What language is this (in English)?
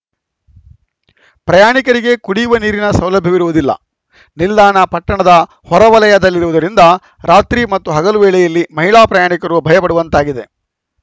Kannada